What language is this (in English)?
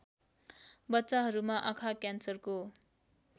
Nepali